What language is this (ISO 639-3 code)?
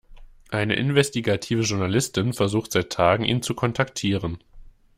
deu